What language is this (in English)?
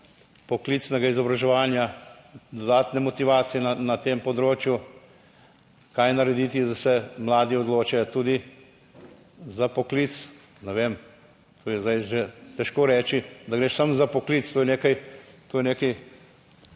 Slovenian